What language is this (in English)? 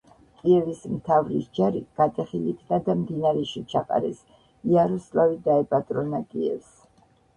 Georgian